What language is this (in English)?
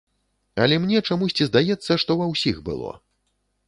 Belarusian